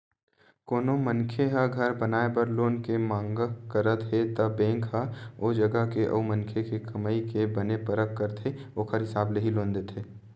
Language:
Chhattisgarhi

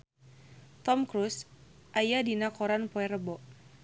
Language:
Sundanese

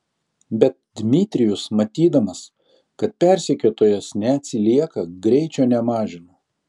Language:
Lithuanian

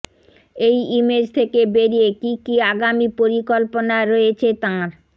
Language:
Bangla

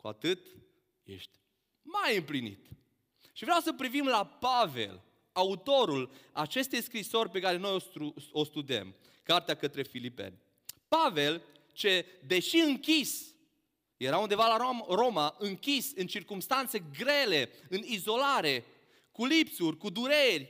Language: Romanian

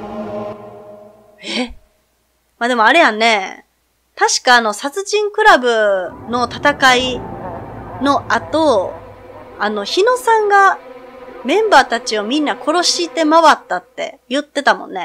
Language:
Japanese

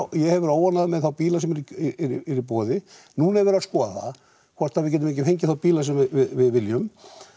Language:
Icelandic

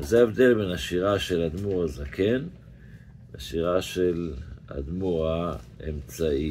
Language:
Hebrew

